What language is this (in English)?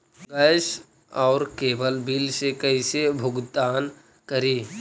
Magahi